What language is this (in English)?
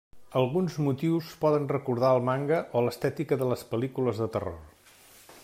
Catalan